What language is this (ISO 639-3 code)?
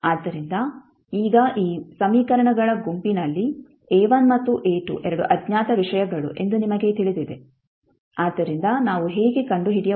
kan